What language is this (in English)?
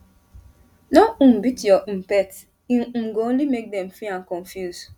Nigerian Pidgin